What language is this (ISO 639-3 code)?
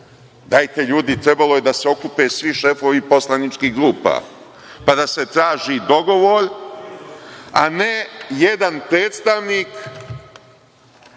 srp